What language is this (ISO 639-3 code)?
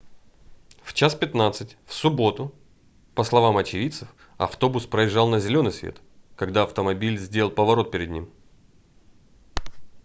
rus